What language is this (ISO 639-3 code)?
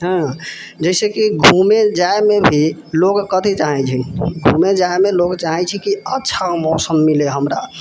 mai